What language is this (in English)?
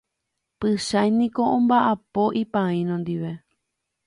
Guarani